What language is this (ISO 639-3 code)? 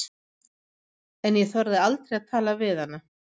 isl